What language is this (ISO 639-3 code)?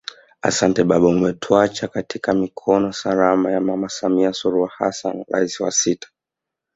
swa